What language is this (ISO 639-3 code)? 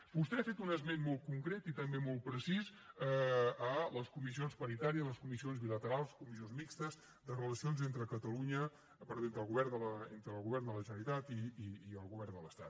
cat